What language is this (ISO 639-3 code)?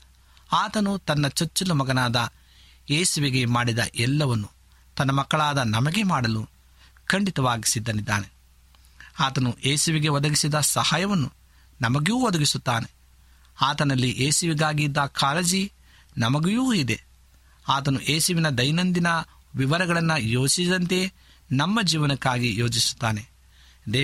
kan